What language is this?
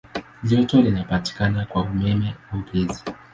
Swahili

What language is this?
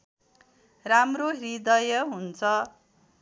Nepali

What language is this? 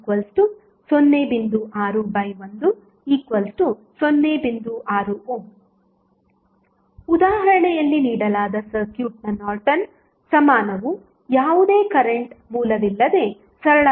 Kannada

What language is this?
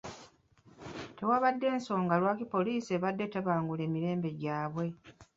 Ganda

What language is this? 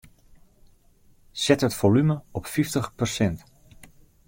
Western Frisian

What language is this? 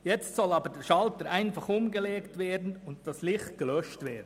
Swiss German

